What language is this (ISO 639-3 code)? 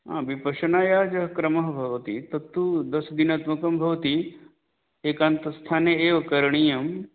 san